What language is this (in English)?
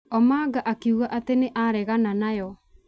Kikuyu